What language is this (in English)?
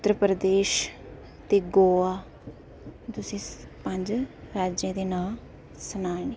Dogri